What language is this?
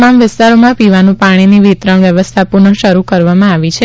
Gujarati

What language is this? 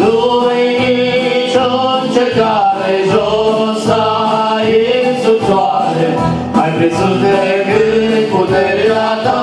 Romanian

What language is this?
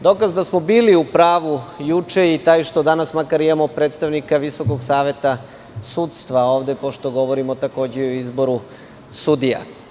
Serbian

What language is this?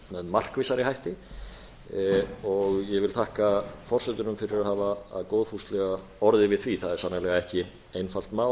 Icelandic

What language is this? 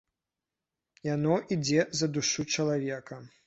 Belarusian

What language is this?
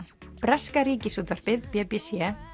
Icelandic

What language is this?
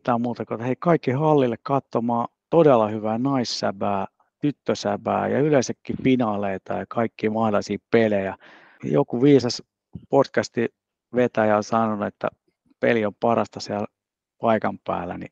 Finnish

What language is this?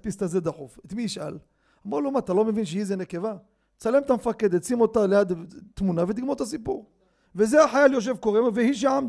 Hebrew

